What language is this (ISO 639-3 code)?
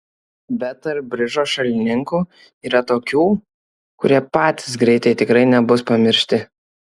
lit